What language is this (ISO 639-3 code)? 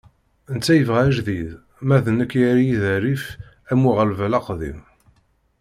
kab